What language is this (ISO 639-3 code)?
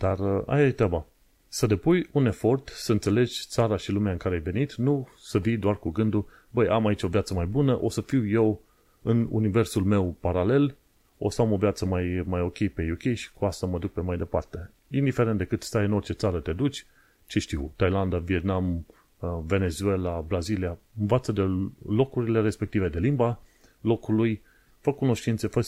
ron